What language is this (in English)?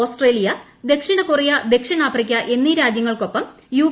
Malayalam